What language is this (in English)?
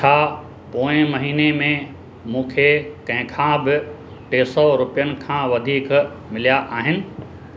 Sindhi